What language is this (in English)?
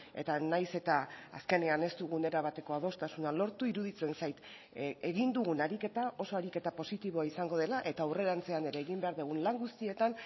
Basque